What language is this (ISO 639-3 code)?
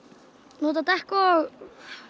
isl